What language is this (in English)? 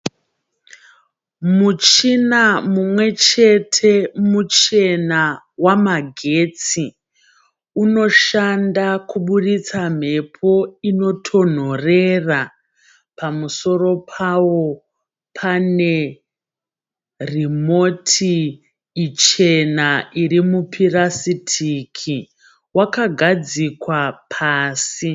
Shona